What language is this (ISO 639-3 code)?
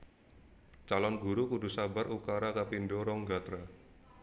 jav